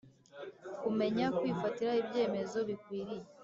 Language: Kinyarwanda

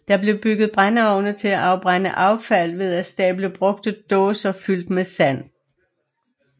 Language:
Danish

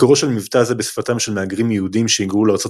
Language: Hebrew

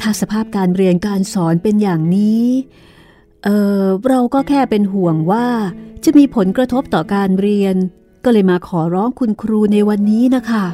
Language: Thai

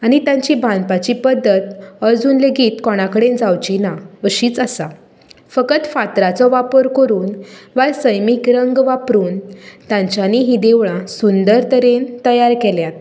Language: Konkani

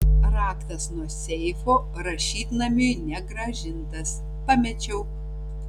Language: Lithuanian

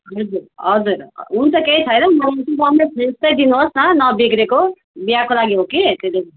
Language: Nepali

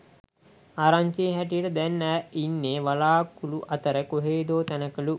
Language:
Sinhala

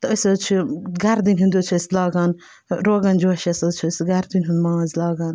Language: Kashmiri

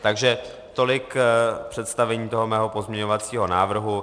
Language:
Czech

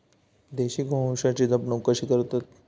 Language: Marathi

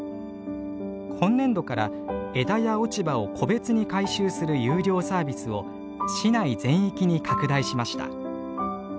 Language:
Japanese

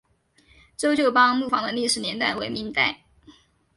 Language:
Chinese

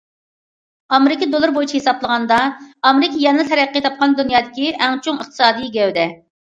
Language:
Uyghur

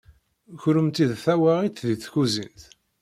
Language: Kabyle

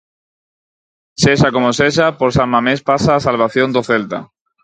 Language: Galician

